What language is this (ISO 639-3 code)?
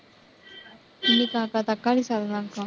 tam